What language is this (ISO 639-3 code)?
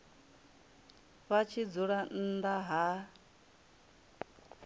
ven